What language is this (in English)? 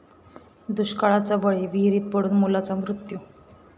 Marathi